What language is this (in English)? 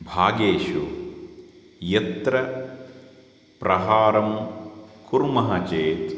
Sanskrit